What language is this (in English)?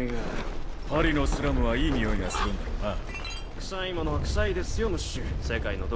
Japanese